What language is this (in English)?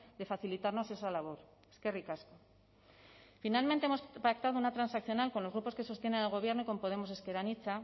Spanish